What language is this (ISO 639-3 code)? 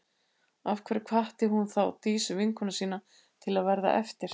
isl